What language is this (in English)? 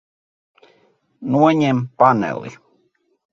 Latvian